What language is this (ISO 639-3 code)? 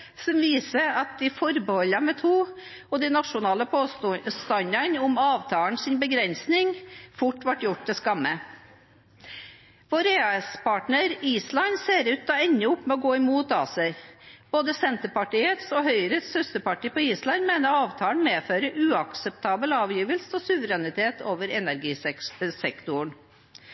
nob